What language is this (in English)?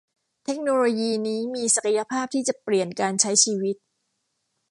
Thai